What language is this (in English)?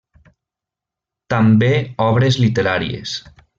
Catalan